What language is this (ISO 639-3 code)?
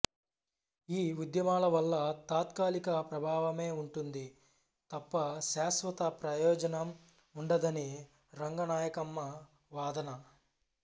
tel